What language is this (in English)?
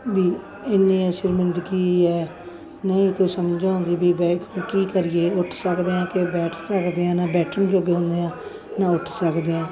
Punjabi